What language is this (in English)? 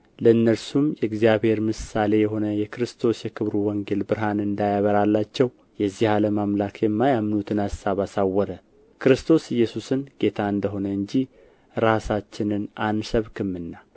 Amharic